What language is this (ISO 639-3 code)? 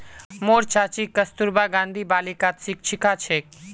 mag